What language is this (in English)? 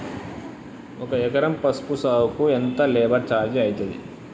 Telugu